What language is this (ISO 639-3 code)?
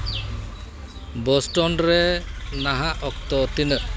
sat